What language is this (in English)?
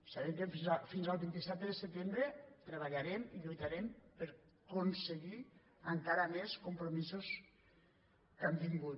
Catalan